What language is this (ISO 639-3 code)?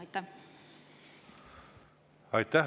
est